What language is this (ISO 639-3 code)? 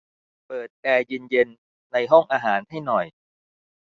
tha